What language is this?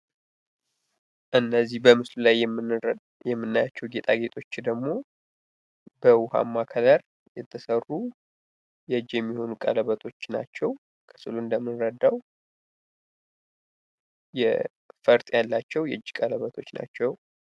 Amharic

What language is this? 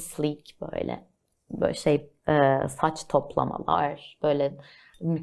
Turkish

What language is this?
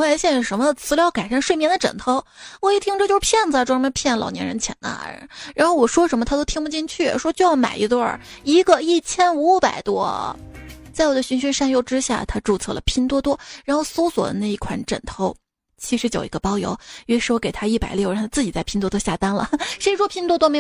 Chinese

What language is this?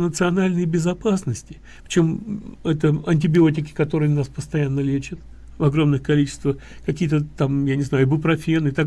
Russian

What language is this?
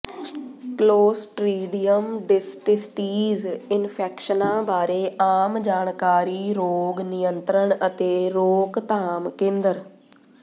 Punjabi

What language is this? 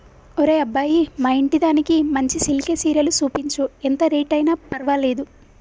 Telugu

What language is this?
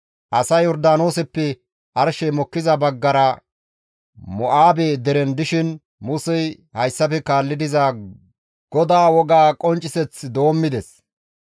Gamo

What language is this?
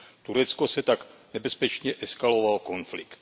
Czech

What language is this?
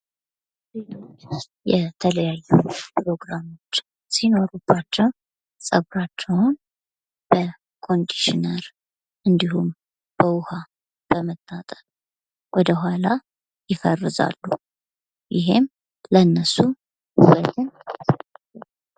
Amharic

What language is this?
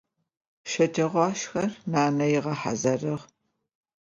Adyghe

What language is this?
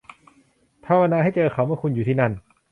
Thai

